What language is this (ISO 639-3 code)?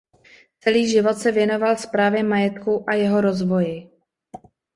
ces